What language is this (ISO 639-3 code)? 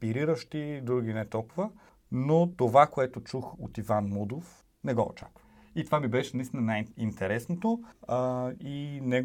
bul